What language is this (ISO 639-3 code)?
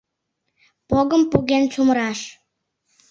chm